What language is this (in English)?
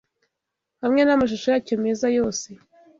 Kinyarwanda